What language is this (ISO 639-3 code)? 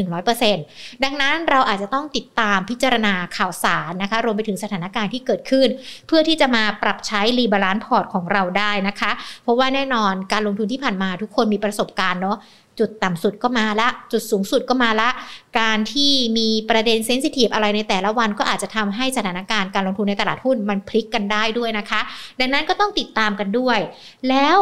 tha